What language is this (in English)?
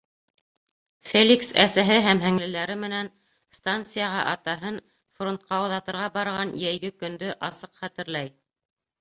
Bashkir